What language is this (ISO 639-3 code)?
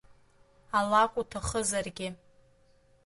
abk